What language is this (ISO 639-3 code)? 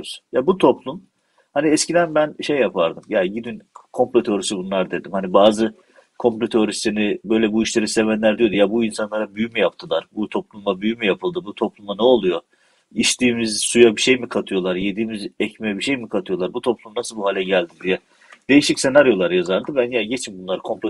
tur